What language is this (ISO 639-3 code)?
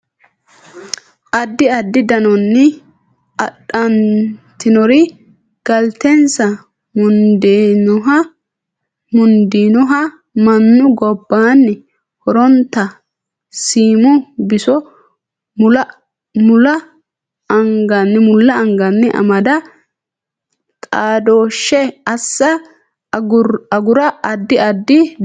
sid